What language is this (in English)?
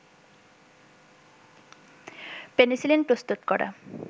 Bangla